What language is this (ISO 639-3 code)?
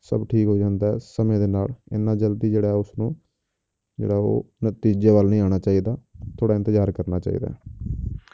pan